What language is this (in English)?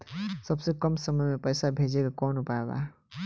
Bhojpuri